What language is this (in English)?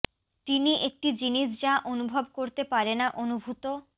Bangla